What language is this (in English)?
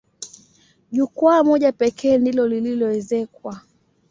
Swahili